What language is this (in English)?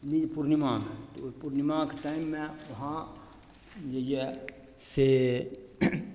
Maithili